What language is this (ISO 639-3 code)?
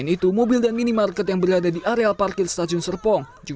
ind